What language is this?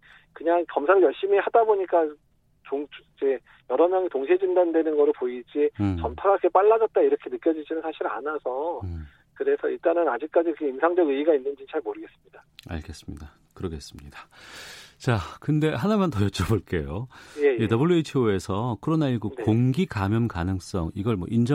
Korean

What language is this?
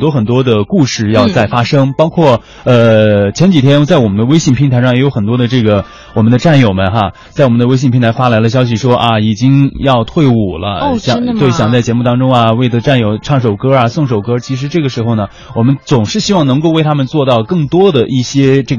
Chinese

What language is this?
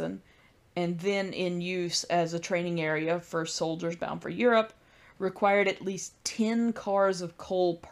English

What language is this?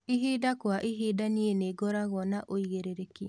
Kikuyu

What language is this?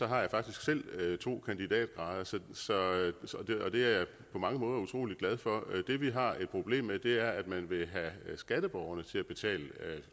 Danish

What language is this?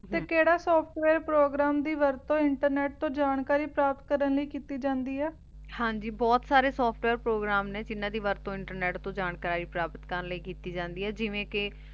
Punjabi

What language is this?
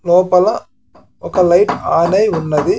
Telugu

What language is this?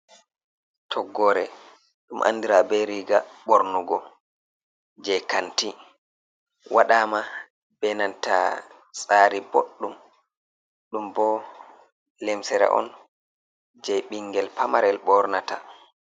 Fula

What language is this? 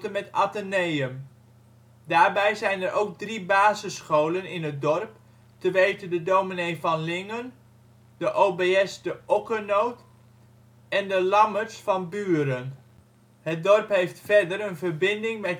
Dutch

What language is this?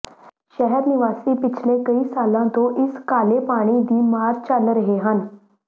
Punjabi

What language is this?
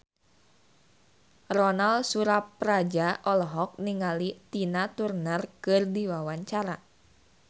Sundanese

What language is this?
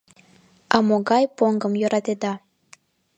Mari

